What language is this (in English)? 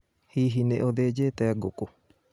Kikuyu